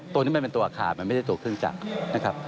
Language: Thai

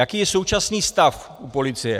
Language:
Czech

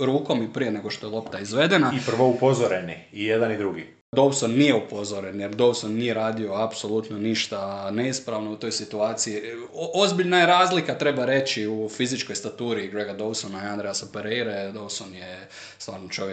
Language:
Croatian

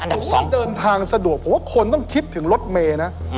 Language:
Thai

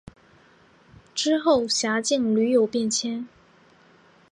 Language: Chinese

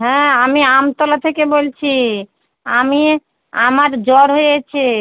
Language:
Bangla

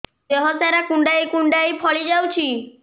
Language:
Odia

